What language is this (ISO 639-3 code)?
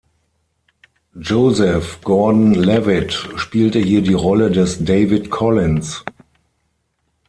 deu